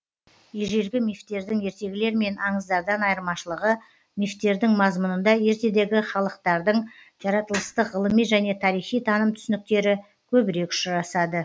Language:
Kazakh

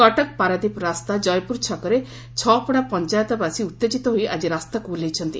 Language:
Odia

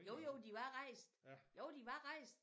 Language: Danish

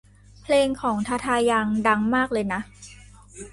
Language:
Thai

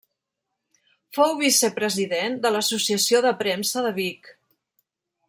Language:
Catalan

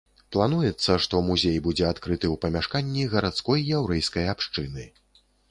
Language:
Belarusian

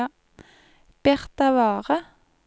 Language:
Norwegian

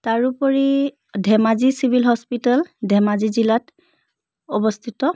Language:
Assamese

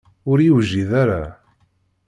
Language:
Kabyle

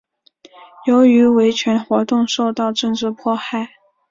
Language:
Chinese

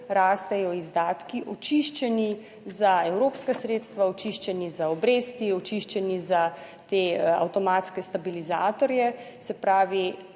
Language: Slovenian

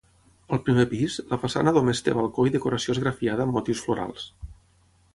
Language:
Catalan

